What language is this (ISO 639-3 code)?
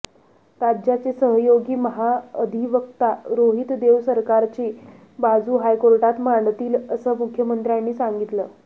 mar